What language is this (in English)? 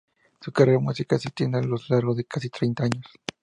Spanish